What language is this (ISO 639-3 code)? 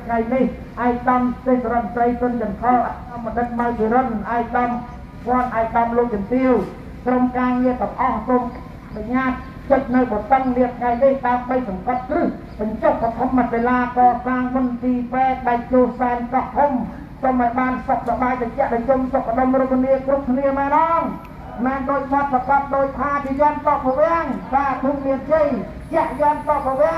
tha